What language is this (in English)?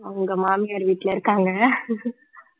Tamil